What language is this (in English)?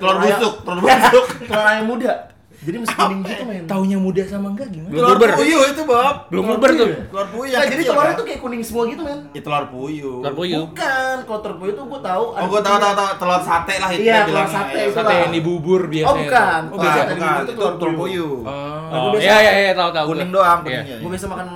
Indonesian